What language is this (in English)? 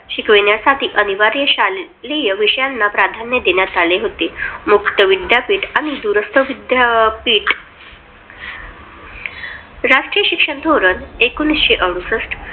Marathi